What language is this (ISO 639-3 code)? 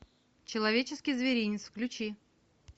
rus